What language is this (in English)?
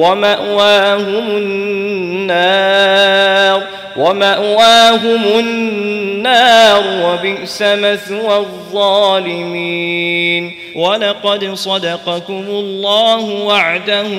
Arabic